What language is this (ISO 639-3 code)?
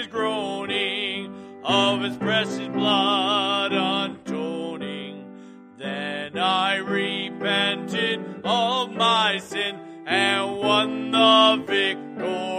eng